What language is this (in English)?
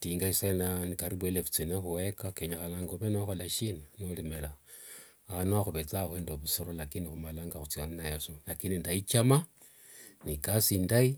Wanga